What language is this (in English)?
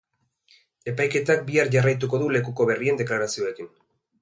Basque